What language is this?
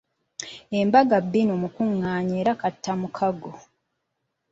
Ganda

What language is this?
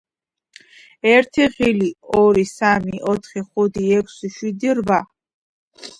Georgian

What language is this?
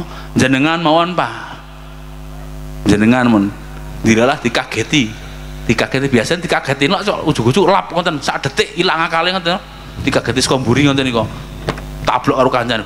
Indonesian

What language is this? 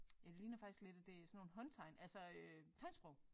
Danish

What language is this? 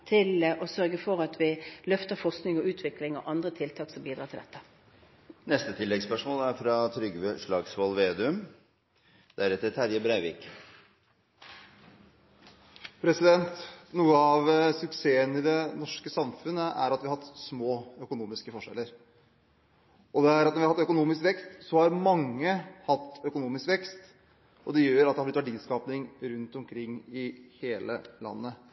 Norwegian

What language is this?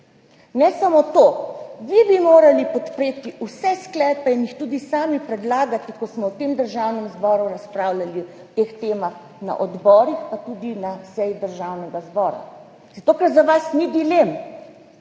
Slovenian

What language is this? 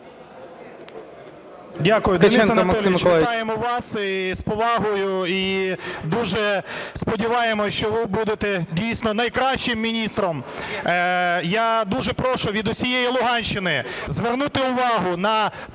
Ukrainian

